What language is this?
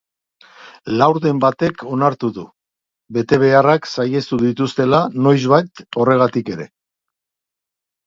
Basque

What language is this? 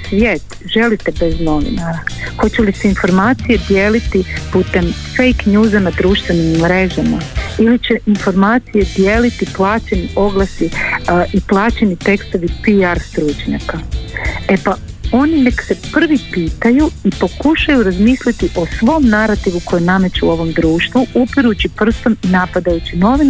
Croatian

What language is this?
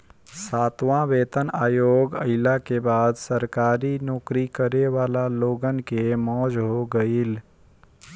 Bhojpuri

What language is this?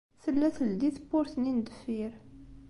Kabyle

